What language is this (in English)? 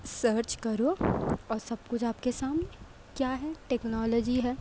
Urdu